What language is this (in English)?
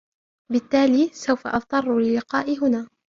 Arabic